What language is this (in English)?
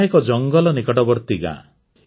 Odia